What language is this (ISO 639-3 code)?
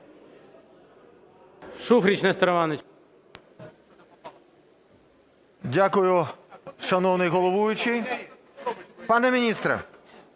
ukr